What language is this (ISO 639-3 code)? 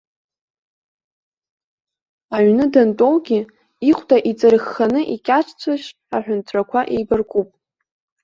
abk